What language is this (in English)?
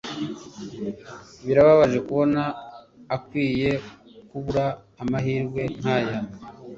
Kinyarwanda